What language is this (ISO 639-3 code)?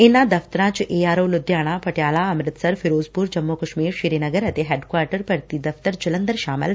pan